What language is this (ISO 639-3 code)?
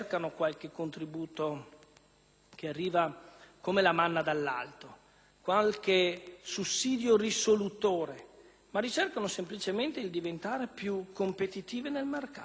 ita